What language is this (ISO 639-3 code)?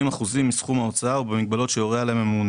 heb